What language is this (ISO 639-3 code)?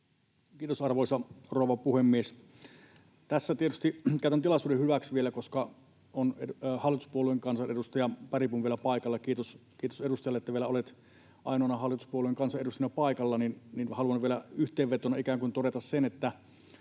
fin